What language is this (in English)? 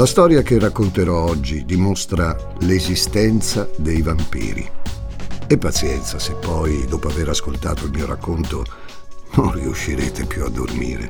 Italian